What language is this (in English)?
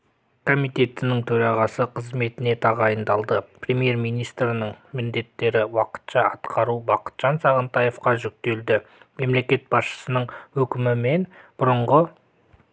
Kazakh